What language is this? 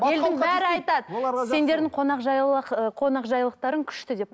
Kazakh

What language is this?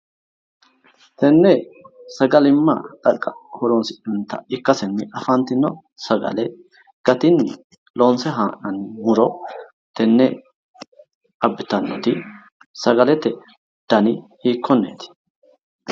Sidamo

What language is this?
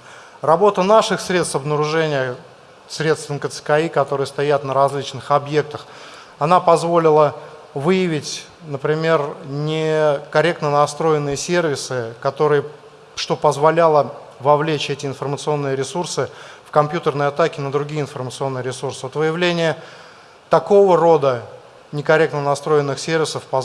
Russian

